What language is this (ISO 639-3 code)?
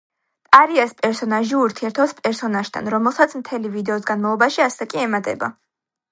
kat